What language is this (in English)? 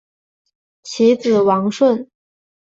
Chinese